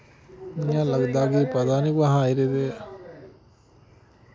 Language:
Dogri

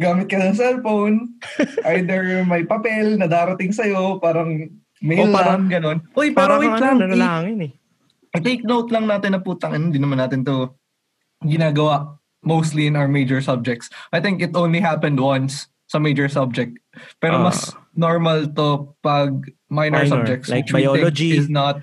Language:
Filipino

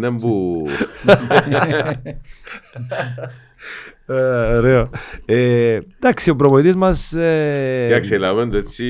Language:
Greek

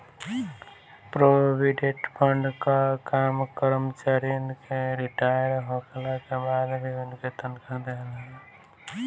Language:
Bhojpuri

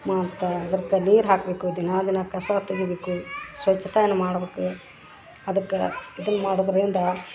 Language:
Kannada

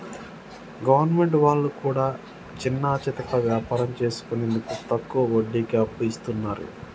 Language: Telugu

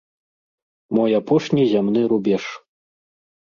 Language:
Belarusian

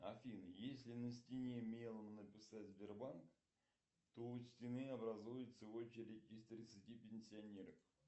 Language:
Russian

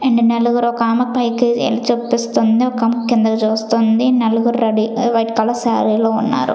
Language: Telugu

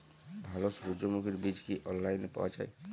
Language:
Bangla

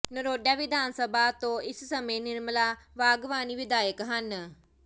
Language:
Punjabi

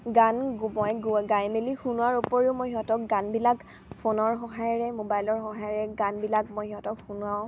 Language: Assamese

